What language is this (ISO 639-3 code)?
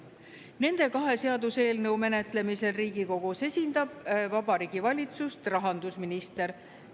est